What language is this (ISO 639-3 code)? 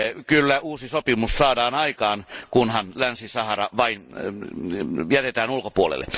fin